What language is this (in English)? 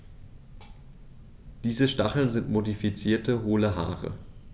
German